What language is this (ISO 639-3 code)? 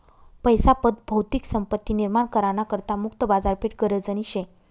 mar